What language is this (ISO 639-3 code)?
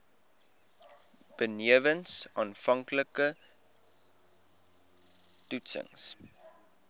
afr